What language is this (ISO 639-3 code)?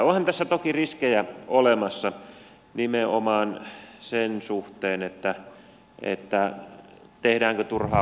fin